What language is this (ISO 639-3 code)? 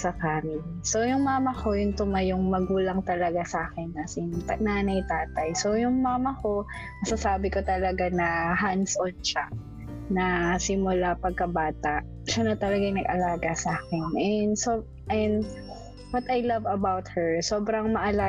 fil